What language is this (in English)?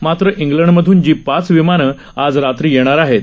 Marathi